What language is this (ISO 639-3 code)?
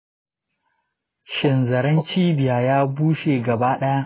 hau